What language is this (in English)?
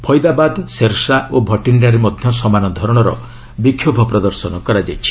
Odia